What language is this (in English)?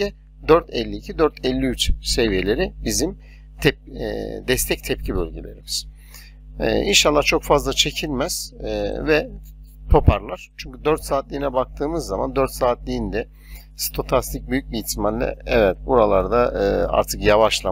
Turkish